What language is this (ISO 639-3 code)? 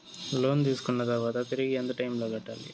tel